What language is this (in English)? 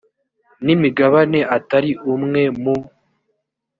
Kinyarwanda